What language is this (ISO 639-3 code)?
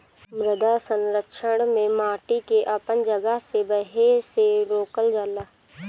bho